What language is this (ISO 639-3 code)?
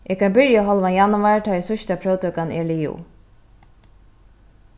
fao